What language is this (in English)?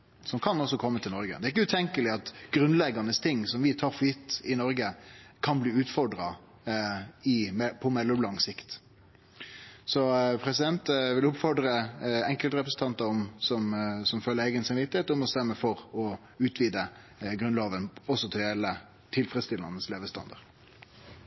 Norwegian Nynorsk